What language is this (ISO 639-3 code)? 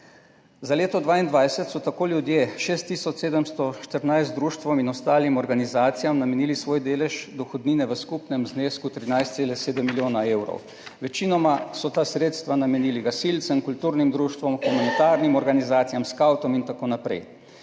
slv